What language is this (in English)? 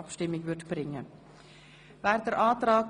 Swiss German